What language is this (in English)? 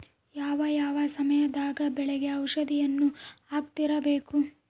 Kannada